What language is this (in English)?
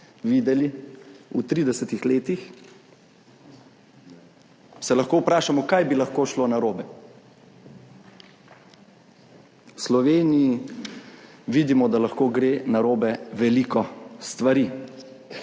Slovenian